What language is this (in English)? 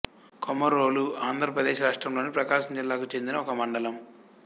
Telugu